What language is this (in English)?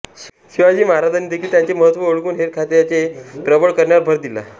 Marathi